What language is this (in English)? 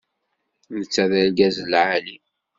Kabyle